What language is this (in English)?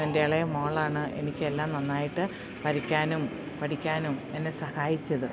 Malayalam